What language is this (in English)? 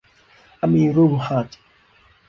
Thai